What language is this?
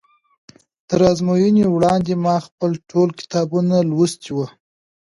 Pashto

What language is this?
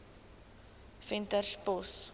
Afrikaans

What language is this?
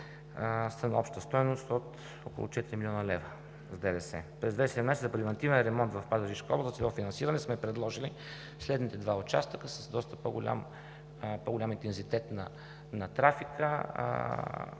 Bulgarian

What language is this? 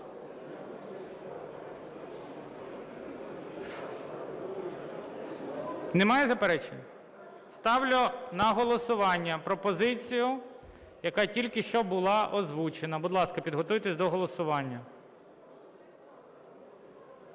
Ukrainian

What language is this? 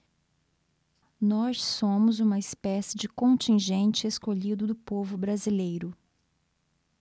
Portuguese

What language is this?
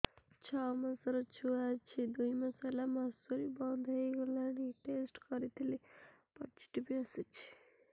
Odia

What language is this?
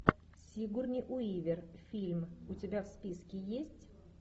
Russian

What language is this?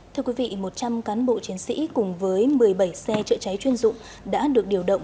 Vietnamese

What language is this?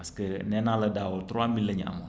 Wolof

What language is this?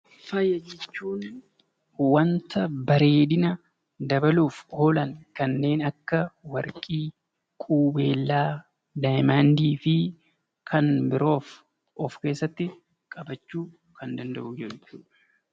Oromo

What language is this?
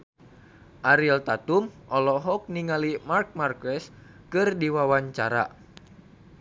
Sundanese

